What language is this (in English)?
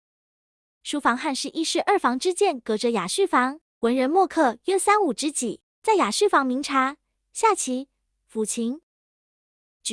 Chinese